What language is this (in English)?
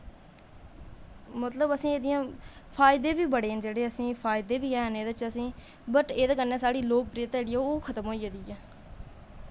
Dogri